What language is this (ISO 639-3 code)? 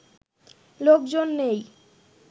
ben